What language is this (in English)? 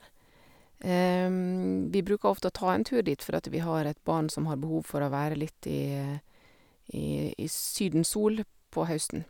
Norwegian